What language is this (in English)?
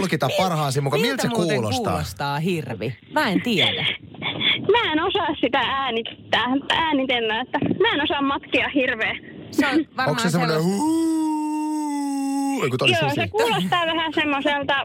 Finnish